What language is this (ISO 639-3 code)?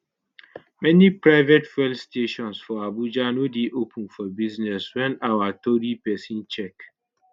pcm